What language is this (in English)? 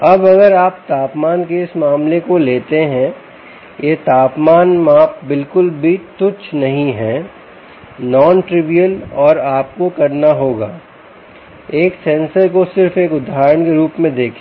Hindi